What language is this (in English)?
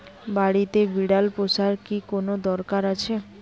Bangla